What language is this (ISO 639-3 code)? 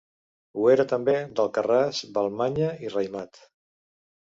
cat